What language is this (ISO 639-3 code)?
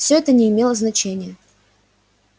rus